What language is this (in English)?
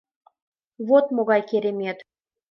Mari